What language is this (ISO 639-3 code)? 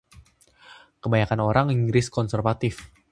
ind